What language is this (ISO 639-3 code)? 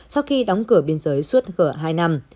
vie